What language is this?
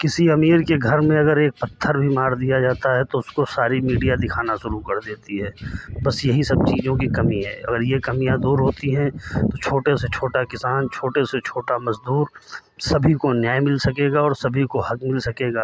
Hindi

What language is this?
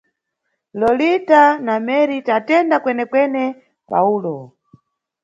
Nyungwe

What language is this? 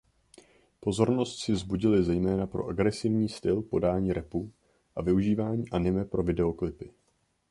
Czech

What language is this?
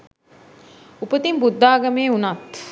Sinhala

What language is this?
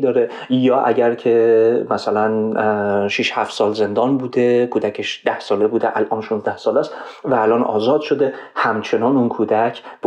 Persian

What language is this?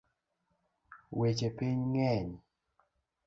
Luo (Kenya and Tanzania)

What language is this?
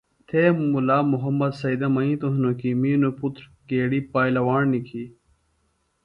Phalura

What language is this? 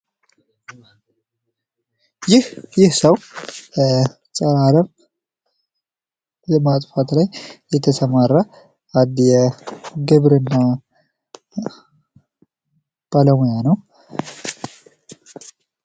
Amharic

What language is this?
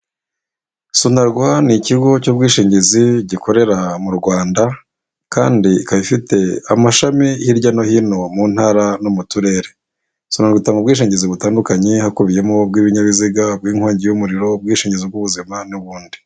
Kinyarwanda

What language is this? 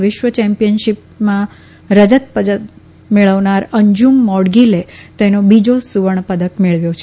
Gujarati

